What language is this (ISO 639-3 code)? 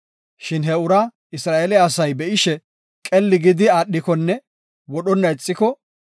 gof